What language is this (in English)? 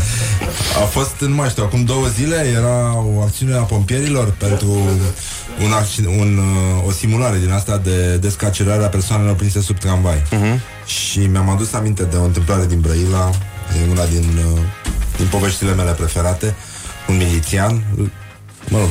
Romanian